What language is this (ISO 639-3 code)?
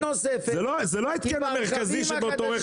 heb